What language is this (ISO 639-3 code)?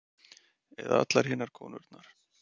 isl